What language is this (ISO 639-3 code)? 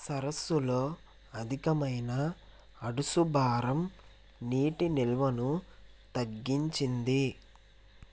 tel